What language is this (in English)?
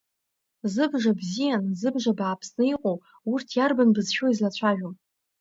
Abkhazian